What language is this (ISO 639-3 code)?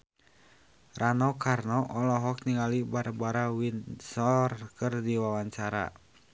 sun